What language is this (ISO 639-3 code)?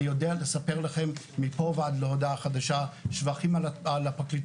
heb